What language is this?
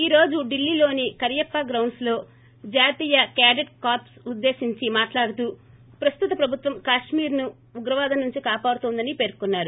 Telugu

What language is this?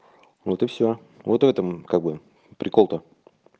Russian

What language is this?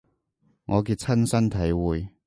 Cantonese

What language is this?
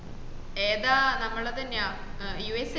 Malayalam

